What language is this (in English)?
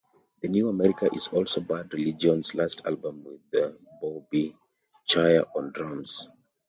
English